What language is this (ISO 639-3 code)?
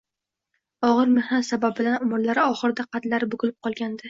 uzb